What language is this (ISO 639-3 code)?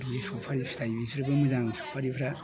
brx